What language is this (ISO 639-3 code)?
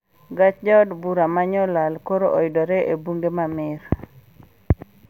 luo